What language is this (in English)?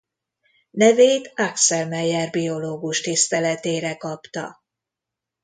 Hungarian